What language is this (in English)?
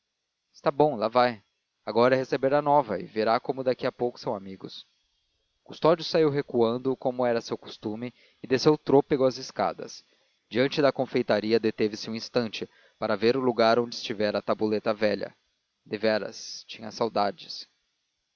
Portuguese